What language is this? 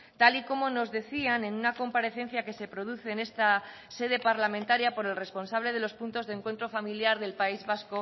Spanish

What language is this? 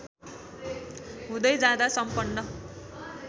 Nepali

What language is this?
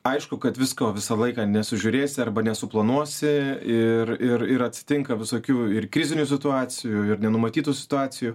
Lithuanian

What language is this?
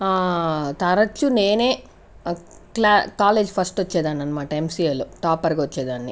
Telugu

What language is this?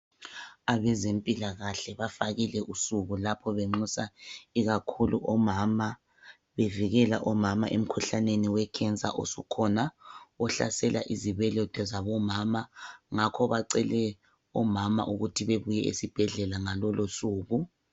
North Ndebele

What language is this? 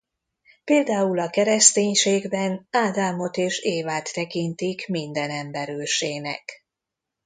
Hungarian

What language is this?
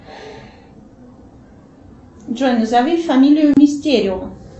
Russian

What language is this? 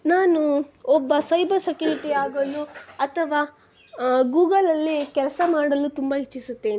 Kannada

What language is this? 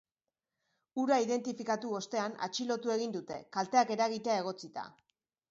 Basque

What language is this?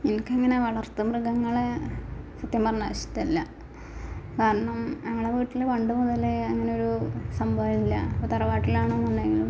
Malayalam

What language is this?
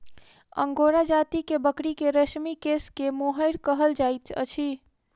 Maithili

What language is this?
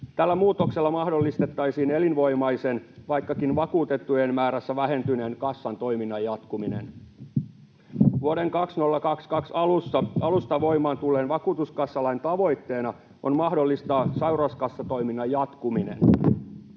Finnish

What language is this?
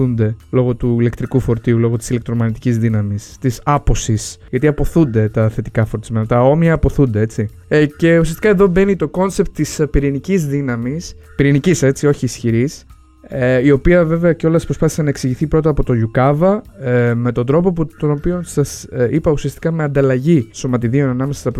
Greek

